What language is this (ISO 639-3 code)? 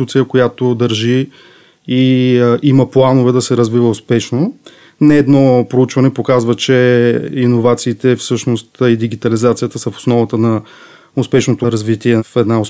bul